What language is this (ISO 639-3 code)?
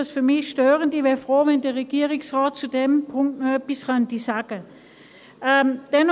gsw